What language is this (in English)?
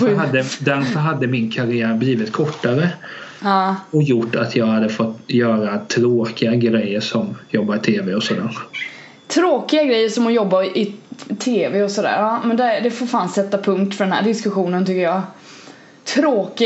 Swedish